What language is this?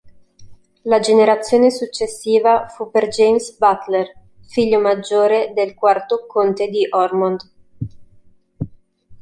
Italian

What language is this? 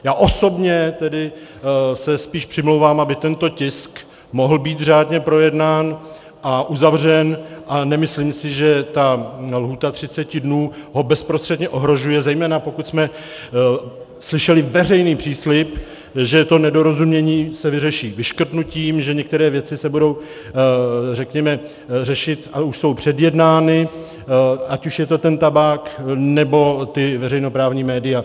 Czech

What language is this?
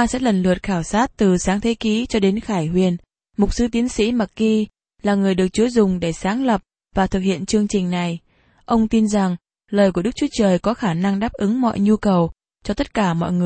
Vietnamese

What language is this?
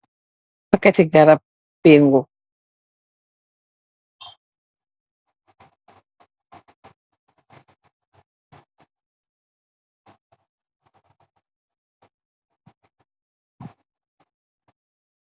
Wolof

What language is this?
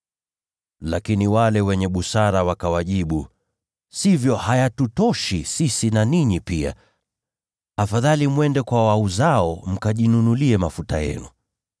Swahili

